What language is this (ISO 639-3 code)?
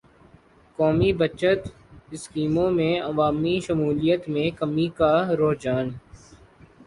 urd